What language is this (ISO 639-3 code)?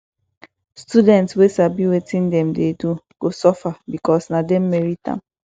pcm